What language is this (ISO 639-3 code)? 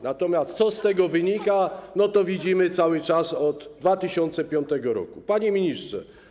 pol